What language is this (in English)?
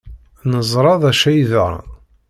Kabyle